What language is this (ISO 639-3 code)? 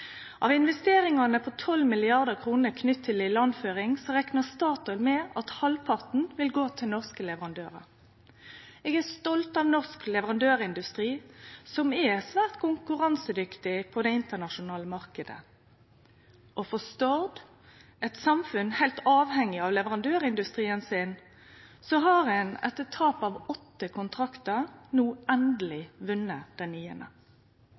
nno